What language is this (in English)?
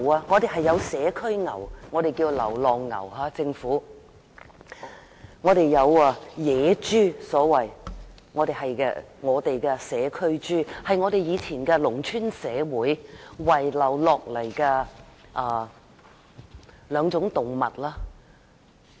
Cantonese